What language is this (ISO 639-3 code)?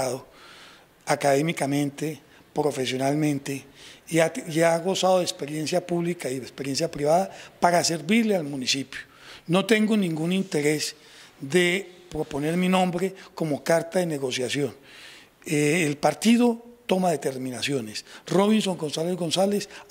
spa